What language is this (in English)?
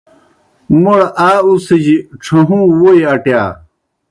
Kohistani Shina